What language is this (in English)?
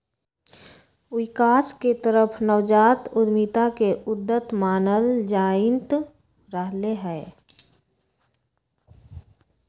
Magahi